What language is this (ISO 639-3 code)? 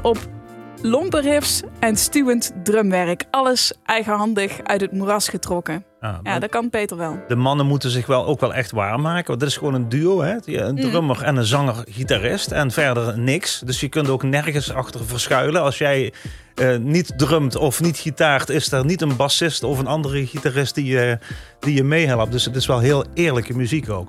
nld